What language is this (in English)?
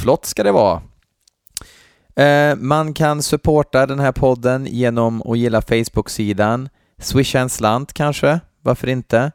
Swedish